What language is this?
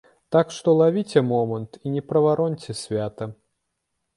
Belarusian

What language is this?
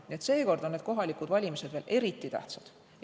Estonian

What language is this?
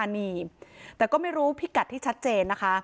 Thai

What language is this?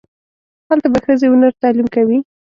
Pashto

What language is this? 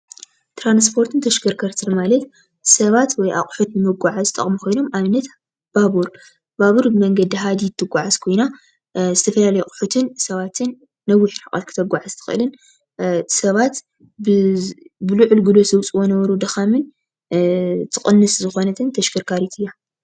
Tigrinya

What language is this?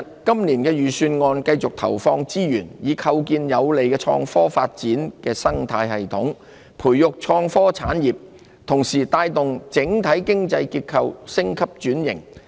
Cantonese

